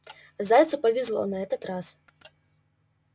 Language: Russian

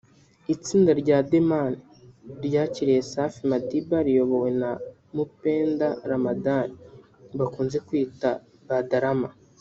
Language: Kinyarwanda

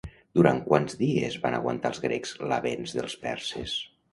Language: Catalan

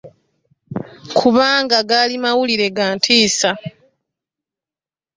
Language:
Ganda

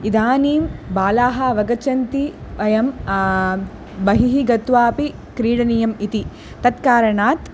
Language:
Sanskrit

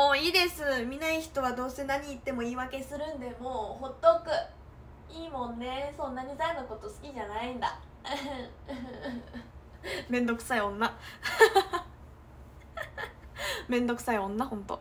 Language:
Japanese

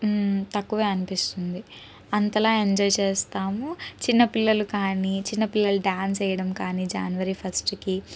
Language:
Telugu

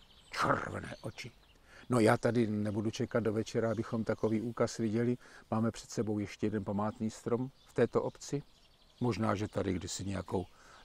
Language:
Czech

